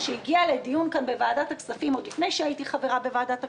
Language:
Hebrew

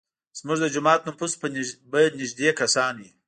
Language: Pashto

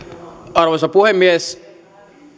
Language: Finnish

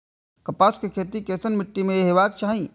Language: Maithili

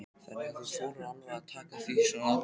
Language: Icelandic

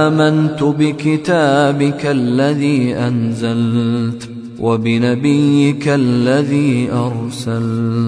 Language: Arabic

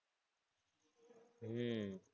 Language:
Gujarati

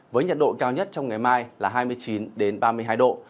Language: Vietnamese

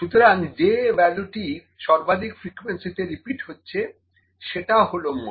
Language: Bangla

